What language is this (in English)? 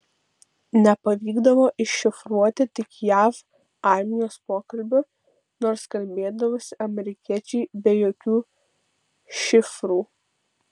Lithuanian